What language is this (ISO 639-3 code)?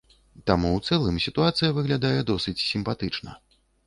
bel